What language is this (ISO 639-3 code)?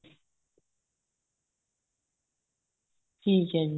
pan